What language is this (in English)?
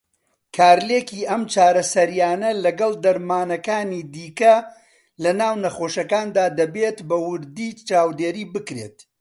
Central Kurdish